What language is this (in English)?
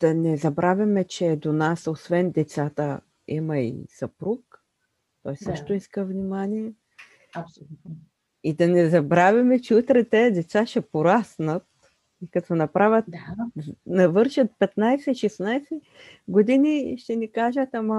Bulgarian